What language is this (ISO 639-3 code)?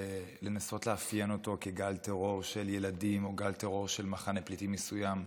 heb